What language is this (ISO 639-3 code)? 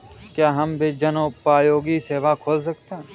hin